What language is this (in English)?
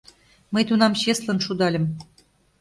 Mari